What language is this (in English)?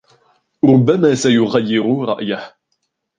Arabic